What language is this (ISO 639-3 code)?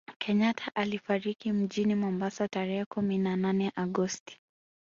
swa